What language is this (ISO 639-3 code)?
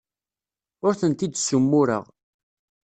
kab